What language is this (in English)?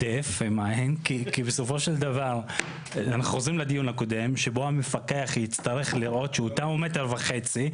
Hebrew